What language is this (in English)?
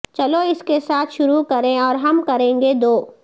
Urdu